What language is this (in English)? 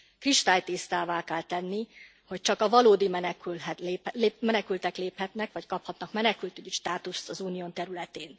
Hungarian